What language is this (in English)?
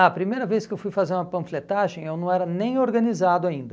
Portuguese